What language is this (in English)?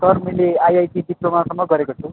Nepali